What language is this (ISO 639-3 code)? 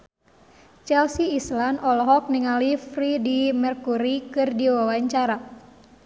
sun